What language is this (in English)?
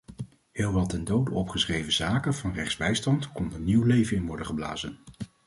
Dutch